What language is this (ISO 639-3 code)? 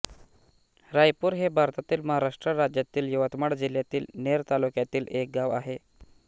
mar